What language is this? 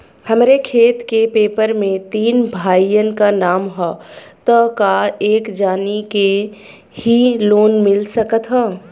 Bhojpuri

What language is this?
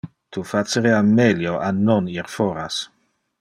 Interlingua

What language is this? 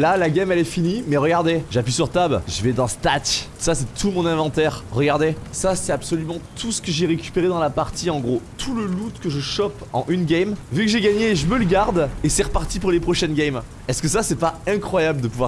French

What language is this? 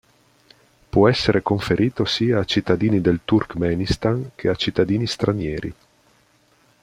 Italian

